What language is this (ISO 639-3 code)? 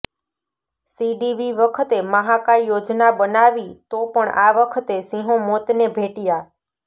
guj